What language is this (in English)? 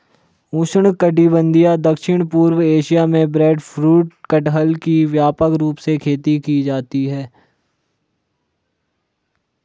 Hindi